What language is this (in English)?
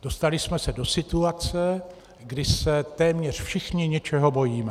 Czech